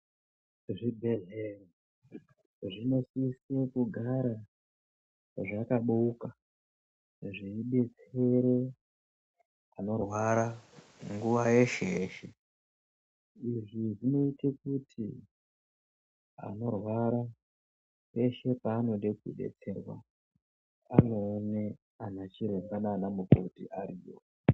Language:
Ndau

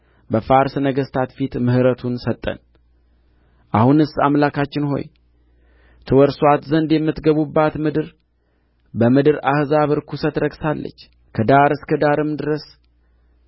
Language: Amharic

